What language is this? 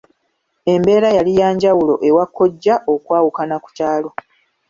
Ganda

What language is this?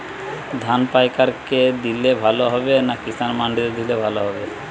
Bangla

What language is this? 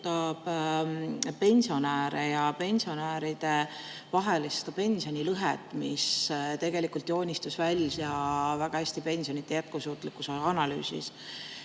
Estonian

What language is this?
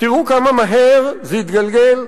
Hebrew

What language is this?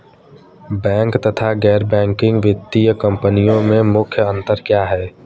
Hindi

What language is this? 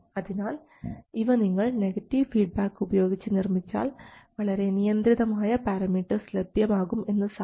Malayalam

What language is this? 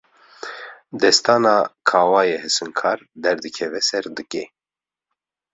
Kurdish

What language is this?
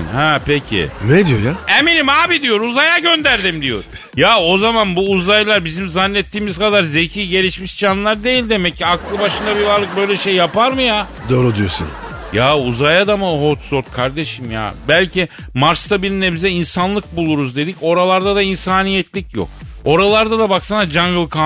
Turkish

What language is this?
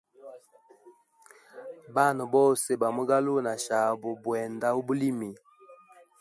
Hemba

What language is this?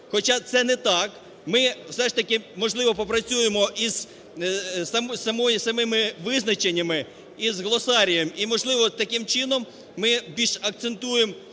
Ukrainian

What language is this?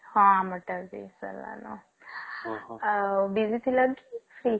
Odia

